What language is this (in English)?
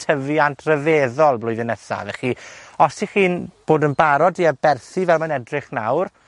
Welsh